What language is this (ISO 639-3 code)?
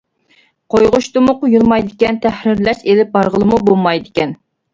uig